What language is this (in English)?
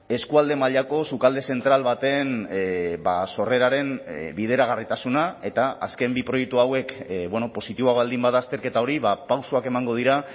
Basque